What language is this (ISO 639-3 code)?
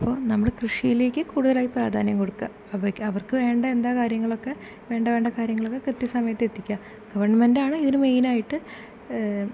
mal